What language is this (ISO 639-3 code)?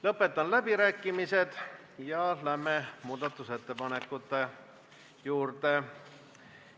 est